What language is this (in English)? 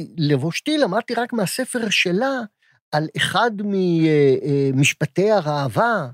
Hebrew